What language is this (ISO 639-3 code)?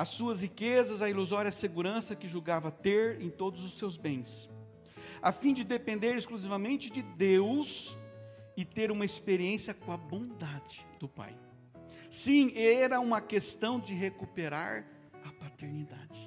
por